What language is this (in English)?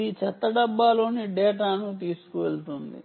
Telugu